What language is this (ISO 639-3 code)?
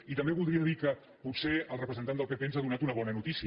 cat